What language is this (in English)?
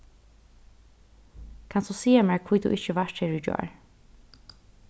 Faroese